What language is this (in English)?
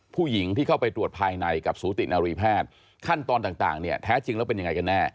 Thai